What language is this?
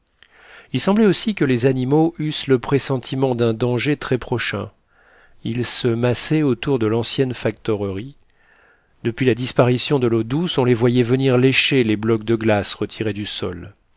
French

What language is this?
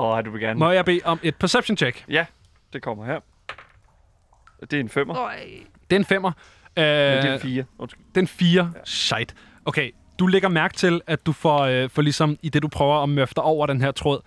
Danish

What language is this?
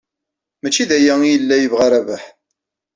Kabyle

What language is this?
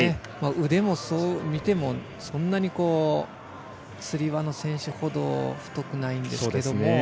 Japanese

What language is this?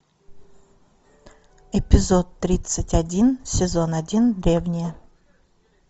Russian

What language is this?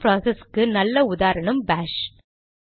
Tamil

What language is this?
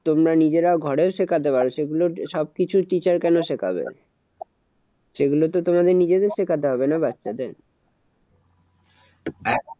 Bangla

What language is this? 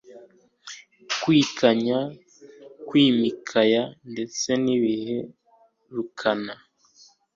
Kinyarwanda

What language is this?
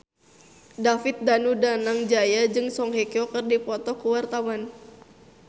Sundanese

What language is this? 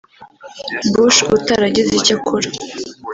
Kinyarwanda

